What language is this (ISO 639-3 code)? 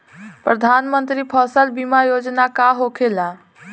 bho